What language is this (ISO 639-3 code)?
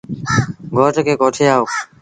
sbn